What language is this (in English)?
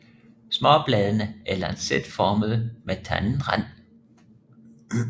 Danish